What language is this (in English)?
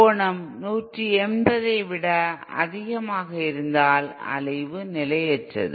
Tamil